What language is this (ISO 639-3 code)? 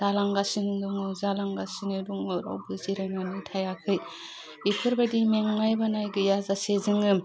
brx